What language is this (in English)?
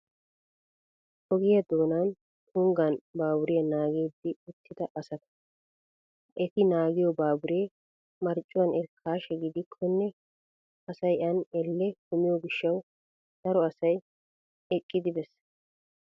Wolaytta